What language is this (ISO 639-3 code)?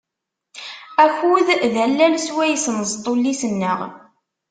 kab